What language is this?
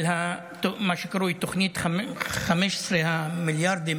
Hebrew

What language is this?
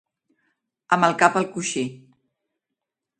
Catalan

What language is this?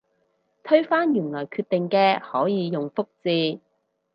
Cantonese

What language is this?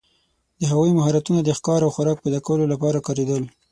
Pashto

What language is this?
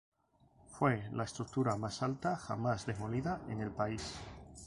Spanish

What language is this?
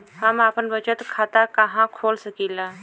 Bhojpuri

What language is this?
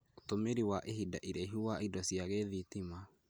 Kikuyu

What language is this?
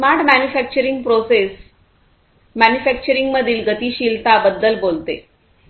Marathi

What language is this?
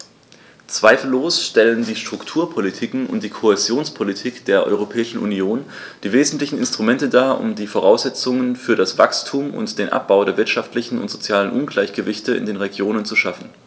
German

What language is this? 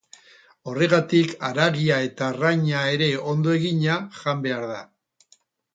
Basque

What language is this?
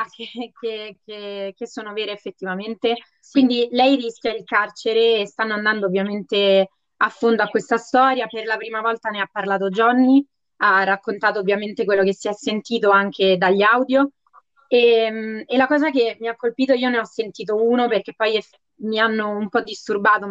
Italian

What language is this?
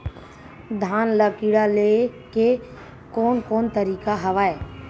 Chhattisgarhi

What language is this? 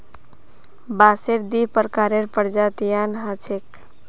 Magahi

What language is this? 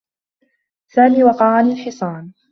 Arabic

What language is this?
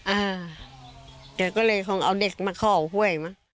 Thai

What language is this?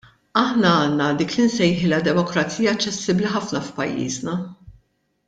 Maltese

